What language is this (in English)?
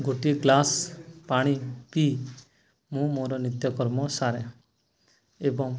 Odia